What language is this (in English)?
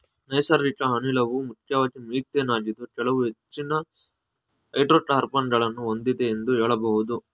Kannada